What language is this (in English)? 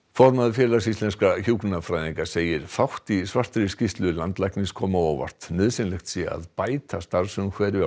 Icelandic